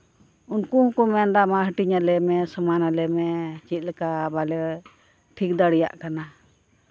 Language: Santali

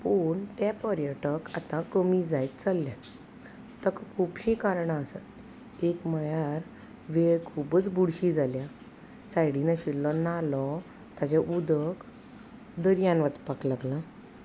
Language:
Konkani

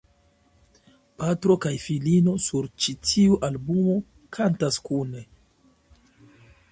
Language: Esperanto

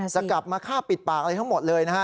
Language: Thai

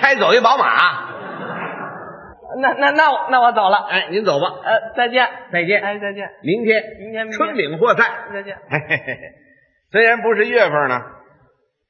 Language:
Chinese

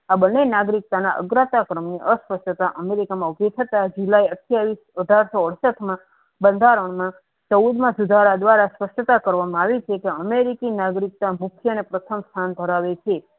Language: Gujarati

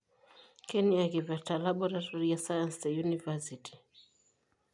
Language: Masai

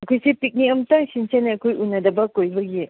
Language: Manipuri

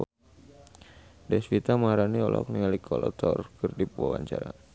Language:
Sundanese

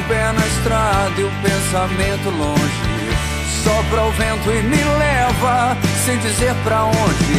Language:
Portuguese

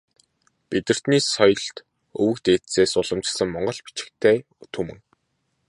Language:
Mongolian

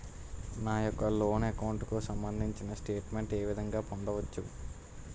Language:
Telugu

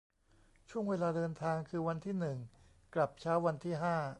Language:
Thai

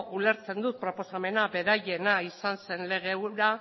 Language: Basque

